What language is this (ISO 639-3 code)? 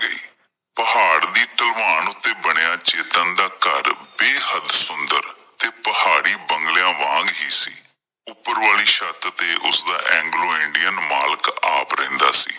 pan